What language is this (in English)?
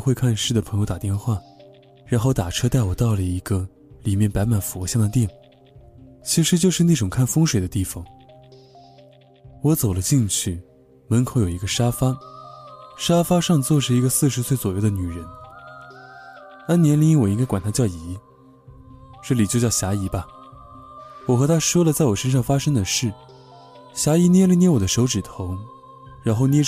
Chinese